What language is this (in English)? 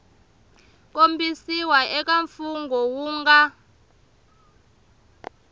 Tsonga